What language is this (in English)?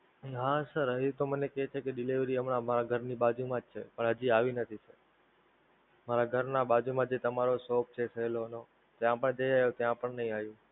Gujarati